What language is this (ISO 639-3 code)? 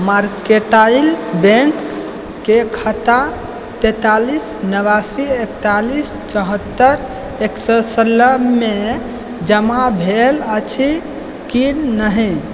mai